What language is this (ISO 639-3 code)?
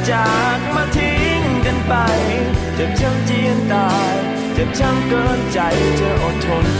tha